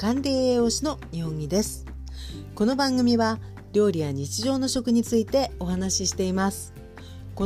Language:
Japanese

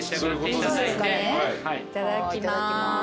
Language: Japanese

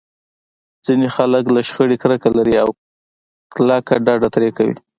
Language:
Pashto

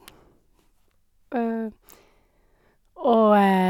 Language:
Norwegian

